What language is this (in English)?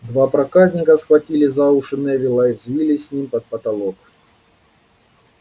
Russian